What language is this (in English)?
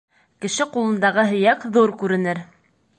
Bashkir